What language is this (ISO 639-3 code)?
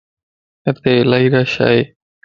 lss